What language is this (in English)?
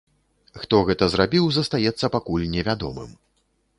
Belarusian